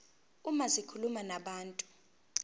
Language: Zulu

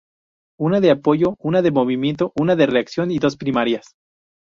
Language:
Spanish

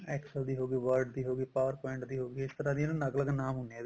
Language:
Punjabi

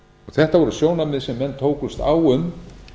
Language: Icelandic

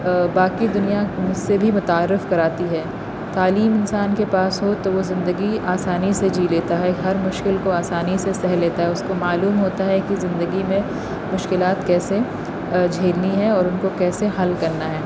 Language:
Urdu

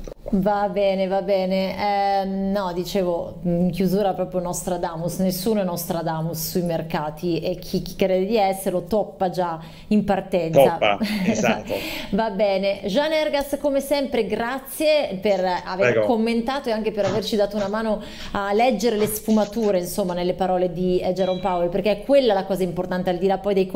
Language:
Italian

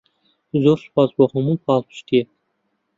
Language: Central Kurdish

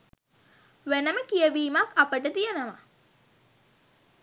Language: Sinhala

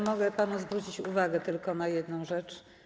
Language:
Polish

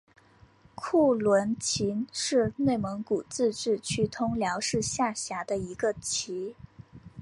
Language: Chinese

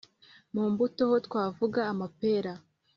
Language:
Kinyarwanda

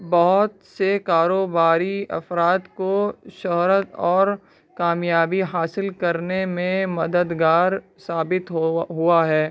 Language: Urdu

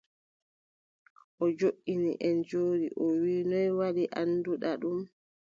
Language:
Adamawa Fulfulde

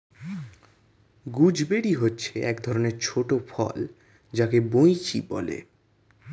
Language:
Bangla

